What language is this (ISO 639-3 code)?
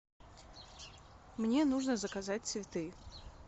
rus